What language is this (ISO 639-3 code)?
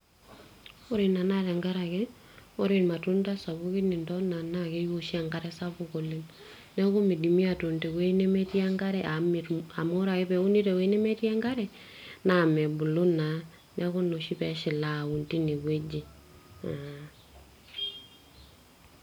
mas